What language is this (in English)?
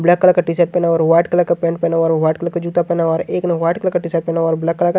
Hindi